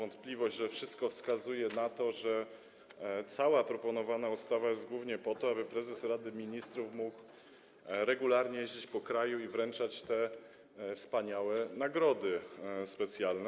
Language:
Polish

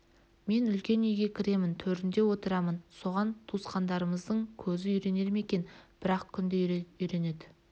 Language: Kazakh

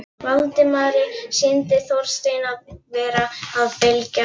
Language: Icelandic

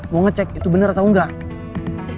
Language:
Indonesian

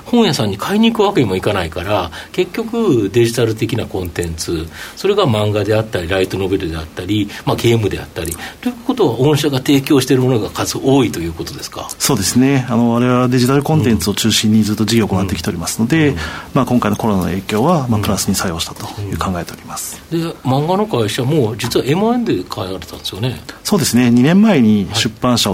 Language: Japanese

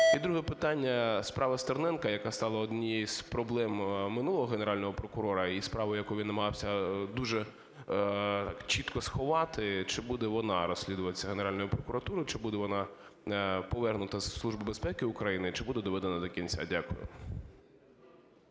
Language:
Ukrainian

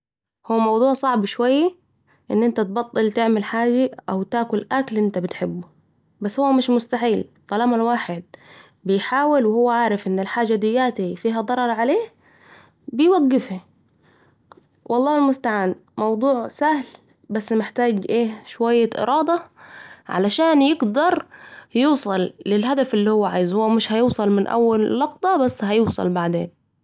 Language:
Saidi Arabic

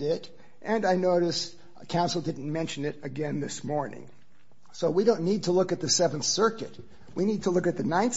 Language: English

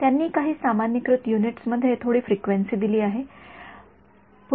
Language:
Marathi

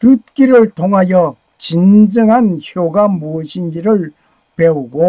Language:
Korean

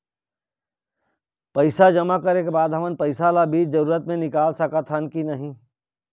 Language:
Chhattisgarhi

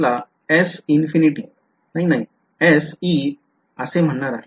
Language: Marathi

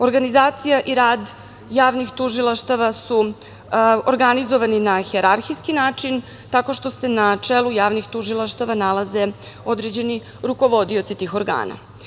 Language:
Serbian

